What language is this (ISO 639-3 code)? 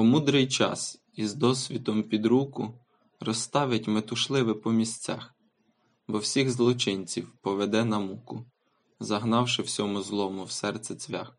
ukr